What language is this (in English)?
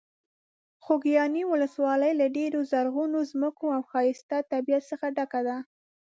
Pashto